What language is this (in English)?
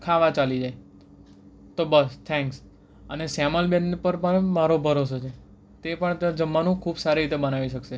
Gujarati